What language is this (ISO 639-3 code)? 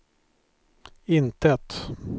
swe